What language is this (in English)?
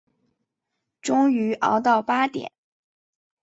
Chinese